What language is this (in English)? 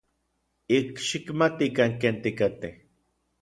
Orizaba Nahuatl